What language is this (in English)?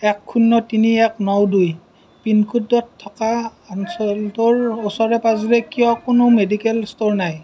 Assamese